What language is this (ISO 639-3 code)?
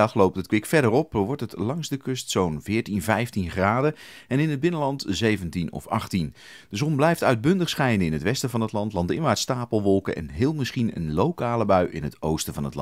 nld